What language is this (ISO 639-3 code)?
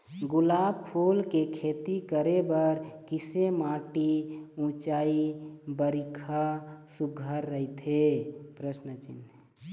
hne